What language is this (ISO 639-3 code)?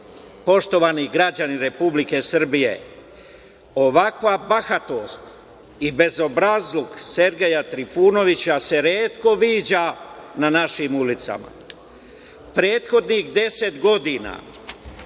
srp